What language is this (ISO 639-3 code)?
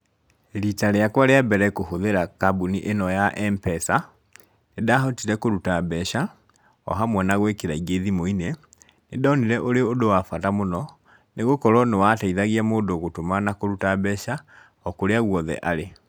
kik